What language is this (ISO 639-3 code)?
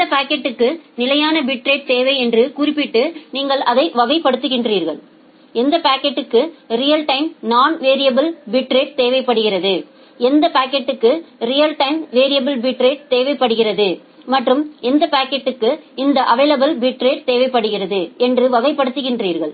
tam